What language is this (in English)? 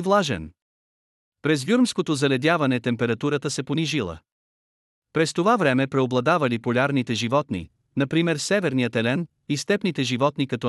Bulgarian